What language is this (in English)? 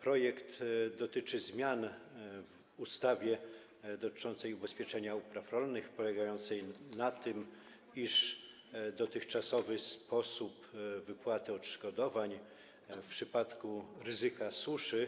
Polish